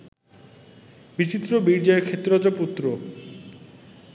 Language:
Bangla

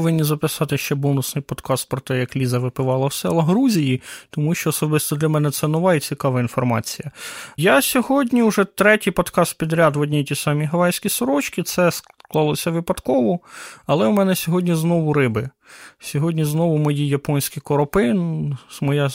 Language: Ukrainian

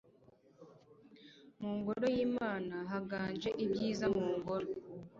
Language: Kinyarwanda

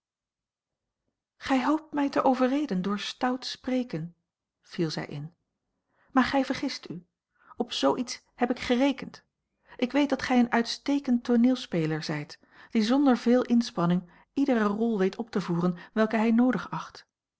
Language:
Dutch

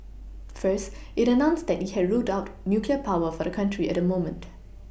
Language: English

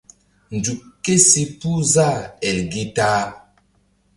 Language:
Mbum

